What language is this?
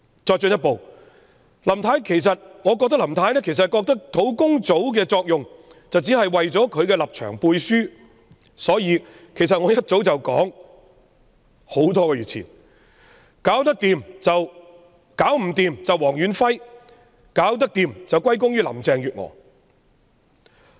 Cantonese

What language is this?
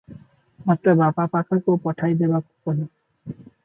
Odia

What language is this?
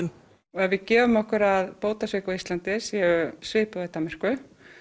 Icelandic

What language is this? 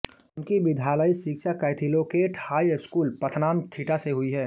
Hindi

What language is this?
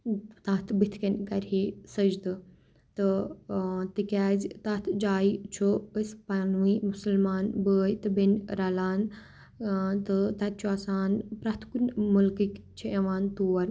Kashmiri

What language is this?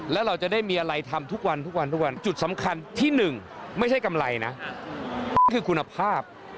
Thai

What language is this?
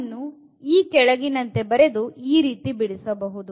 Kannada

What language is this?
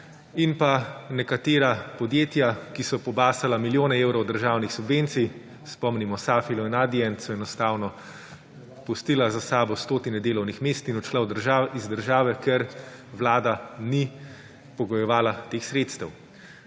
Slovenian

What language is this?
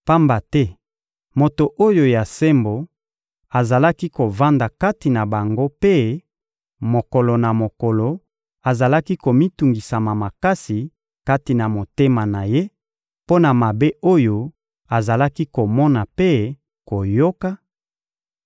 Lingala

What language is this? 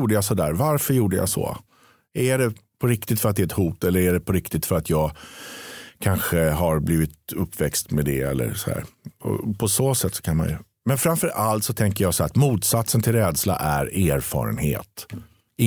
Swedish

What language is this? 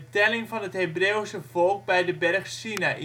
Dutch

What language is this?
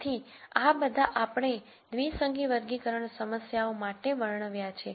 Gujarati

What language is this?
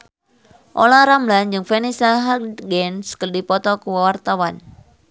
Sundanese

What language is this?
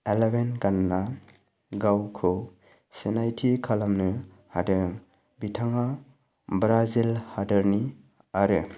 Bodo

